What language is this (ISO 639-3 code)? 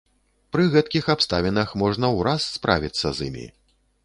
bel